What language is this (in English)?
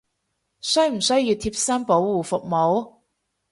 Cantonese